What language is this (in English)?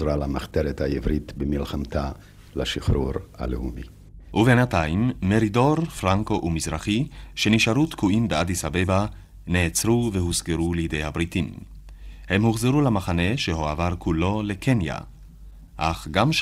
Hebrew